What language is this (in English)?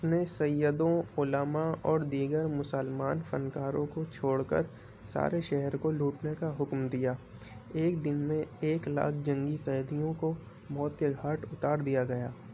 Urdu